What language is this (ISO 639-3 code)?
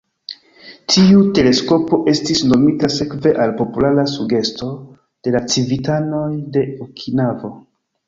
epo